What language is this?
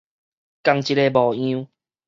Min Nan Chinese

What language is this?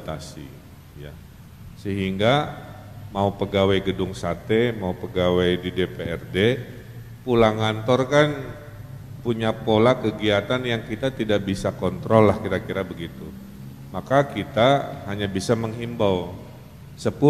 Indonesian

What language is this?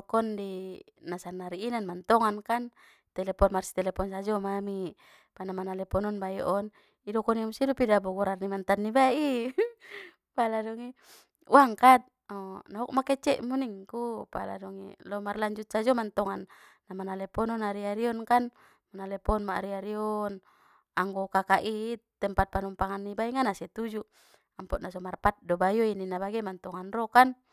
Batak Mandailing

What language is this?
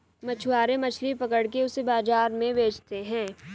Hindi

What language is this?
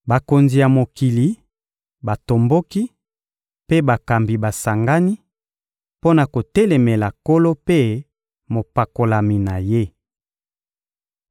Lingala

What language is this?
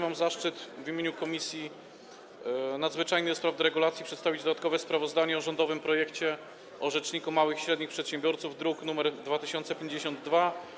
Polish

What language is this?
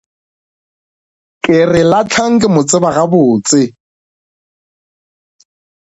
Northern Sotho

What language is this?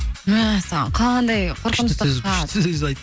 Kazakh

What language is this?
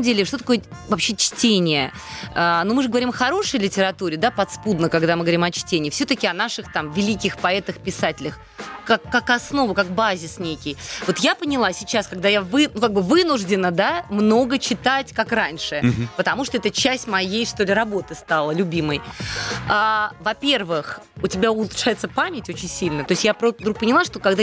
Russian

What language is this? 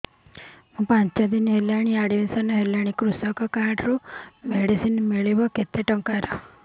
Odia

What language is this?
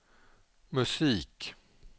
Swedish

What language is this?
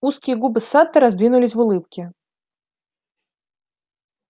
Russian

